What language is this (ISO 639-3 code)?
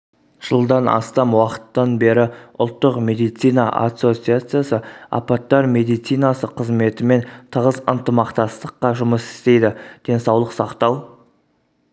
kaz